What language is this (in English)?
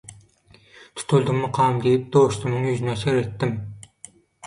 Turkmen